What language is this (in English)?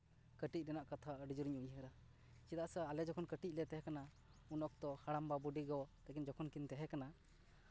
Santali